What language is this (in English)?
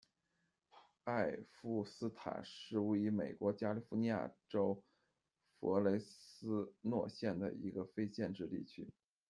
Chinese